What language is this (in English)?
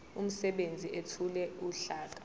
Zulu